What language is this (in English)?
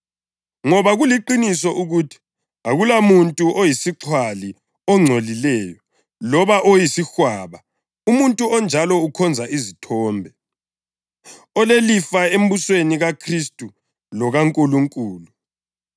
North Ndebele